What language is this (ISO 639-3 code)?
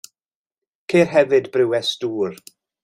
cym